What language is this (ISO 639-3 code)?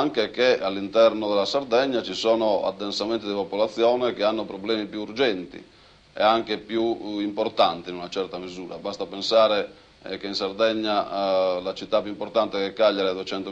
ita